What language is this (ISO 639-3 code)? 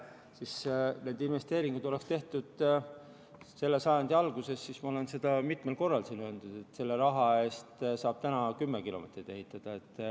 est